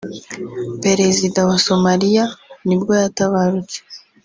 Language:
Kinyarwanda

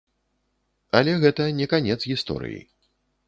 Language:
Belarusian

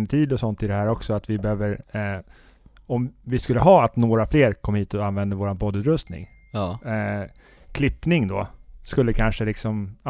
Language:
Swedish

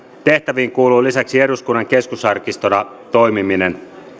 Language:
Finnish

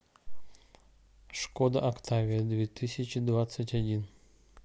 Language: Russian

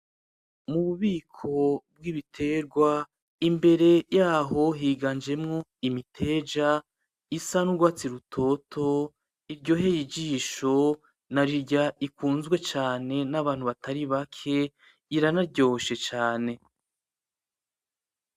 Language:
Rundi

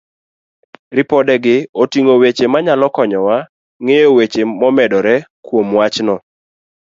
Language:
Luo (Kenya and Tanzania)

